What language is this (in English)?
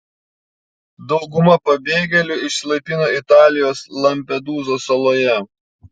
Lithuanian